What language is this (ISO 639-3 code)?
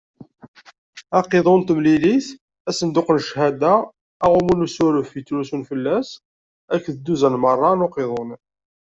kab